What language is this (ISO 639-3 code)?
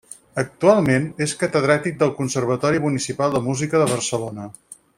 cat